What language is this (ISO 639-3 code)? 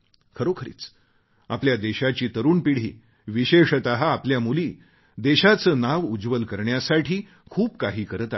mar